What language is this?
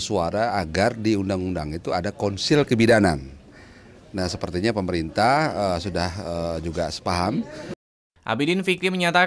Indonesian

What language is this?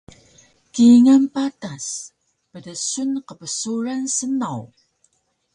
Taroko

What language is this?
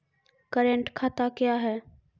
Maithili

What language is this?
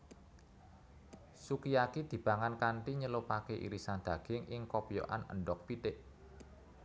Javanese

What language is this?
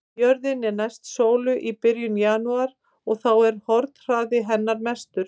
Icelandic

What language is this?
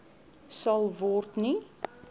Afrikaans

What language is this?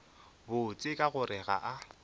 Northern Sotho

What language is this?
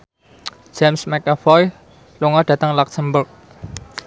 Javanese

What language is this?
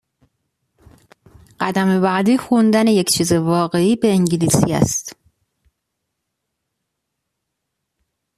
Persian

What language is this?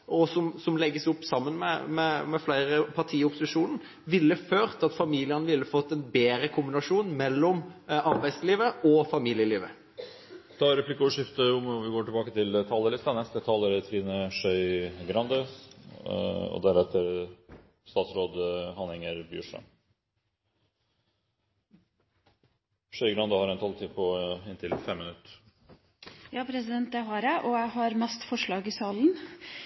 Norwegian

